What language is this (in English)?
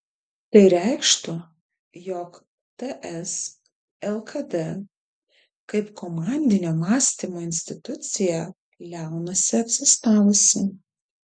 Lithuanian